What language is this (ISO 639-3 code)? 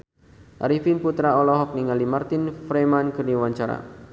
sun